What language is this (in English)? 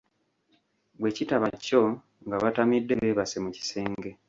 Ganda